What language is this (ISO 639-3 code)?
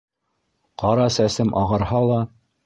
bak